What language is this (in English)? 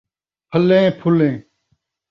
Saraiki